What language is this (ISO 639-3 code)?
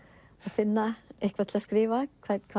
isl